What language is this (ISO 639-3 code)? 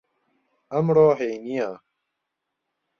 ckb